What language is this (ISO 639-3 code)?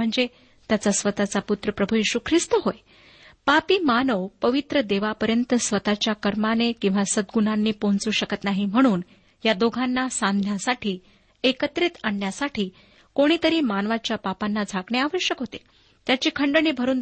mar